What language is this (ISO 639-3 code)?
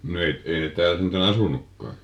fin